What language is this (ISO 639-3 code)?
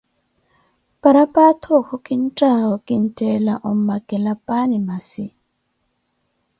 eko